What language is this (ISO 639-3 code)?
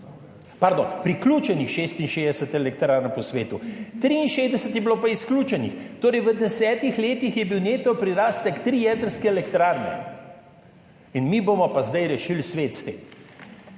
slv